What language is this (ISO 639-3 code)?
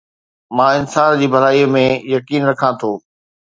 snd